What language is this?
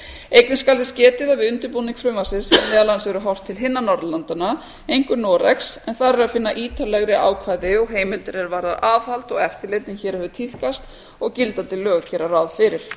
Icelandic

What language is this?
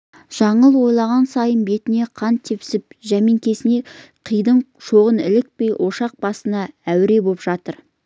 Kazakh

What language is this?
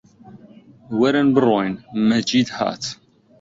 Central Kurdish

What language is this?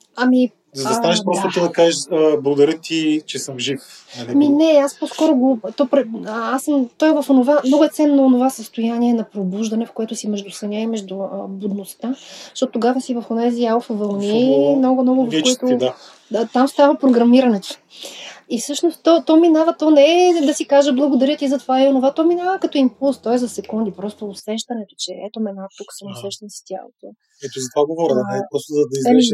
Bulgarian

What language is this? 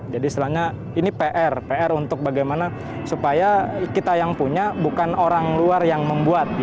Indonesian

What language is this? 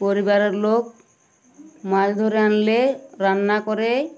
Bangla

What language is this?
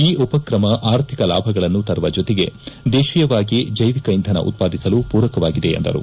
Kannada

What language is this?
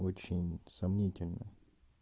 Russian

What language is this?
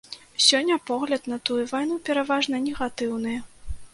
Belarusian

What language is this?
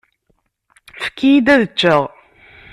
Kabyle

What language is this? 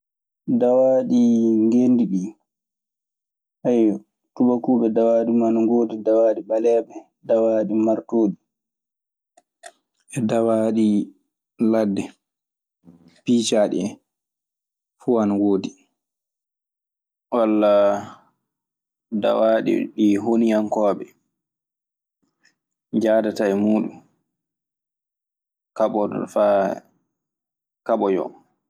Maasina Fulfulde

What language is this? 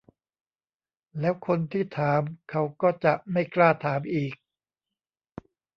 Thai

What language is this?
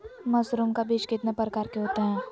Magahi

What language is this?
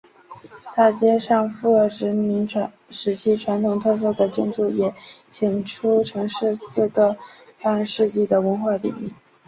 Chinese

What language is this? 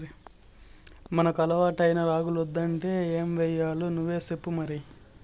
Telugu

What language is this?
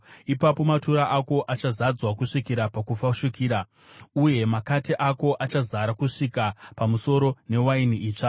Shona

